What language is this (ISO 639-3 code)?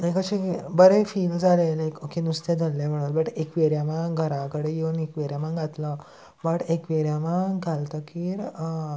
kok